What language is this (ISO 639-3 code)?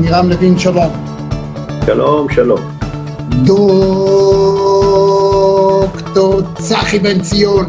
heb